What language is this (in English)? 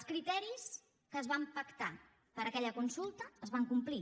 Catalan